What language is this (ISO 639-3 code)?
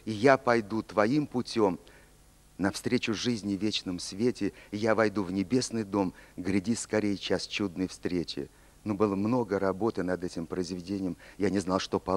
rus